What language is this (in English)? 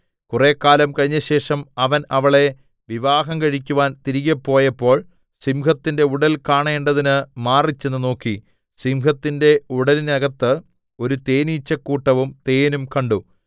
Malayalam